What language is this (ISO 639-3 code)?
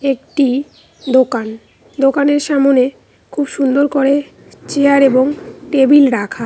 ben